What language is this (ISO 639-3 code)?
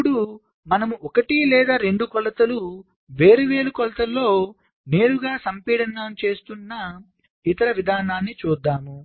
tel